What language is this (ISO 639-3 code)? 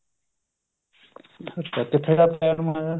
pan